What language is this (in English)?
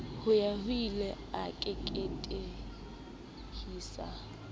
Southern Sotho